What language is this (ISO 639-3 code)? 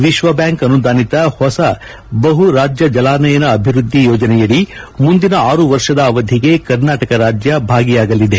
kan